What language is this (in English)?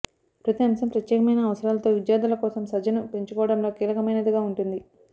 Telugu